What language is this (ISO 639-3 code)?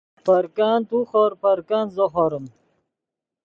ydg